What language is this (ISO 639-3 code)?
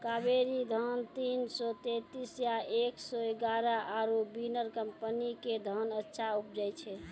mai